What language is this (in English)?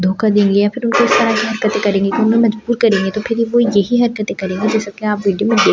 Hindi